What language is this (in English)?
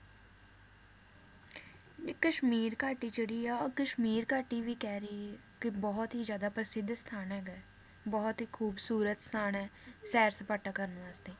Punjabi